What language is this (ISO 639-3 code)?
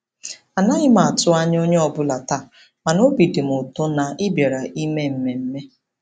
ibo